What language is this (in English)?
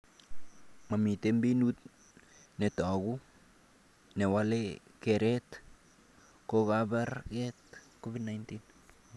Kalenjin